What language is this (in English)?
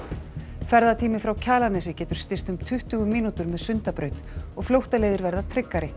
Icelandic